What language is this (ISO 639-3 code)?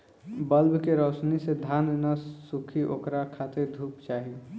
bho